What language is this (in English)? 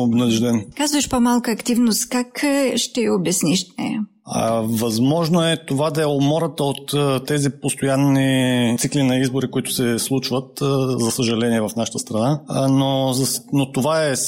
Bulgarian